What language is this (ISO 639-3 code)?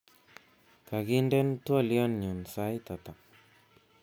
kln